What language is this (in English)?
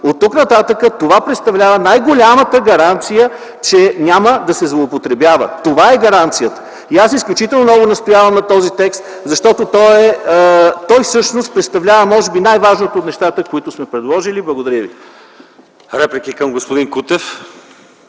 Bulgarian